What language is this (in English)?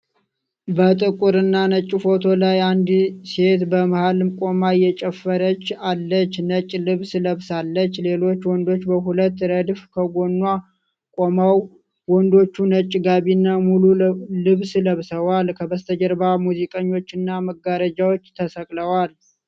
Amharic